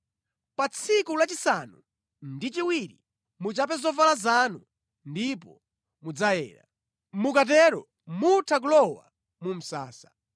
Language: Nyanja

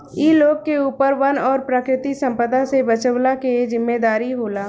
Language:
Bhojpuri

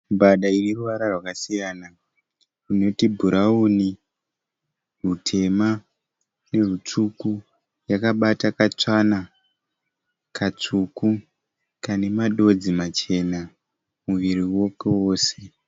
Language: Shona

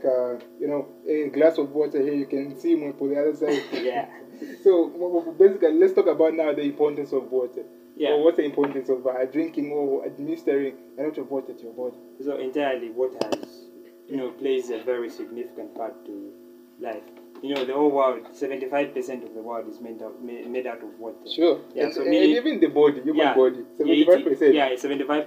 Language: English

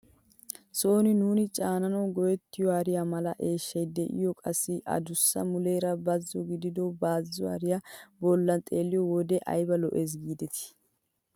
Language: Wolaytta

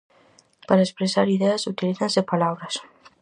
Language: Galician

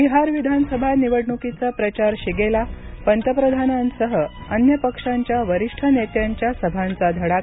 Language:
Marathi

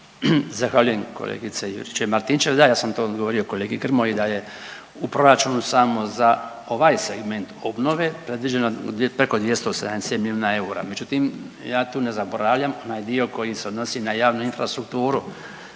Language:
Croatian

